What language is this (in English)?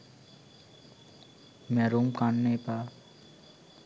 Sinhala